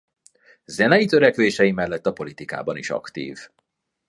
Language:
Hungarian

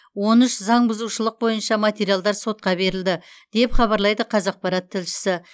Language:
Kazakh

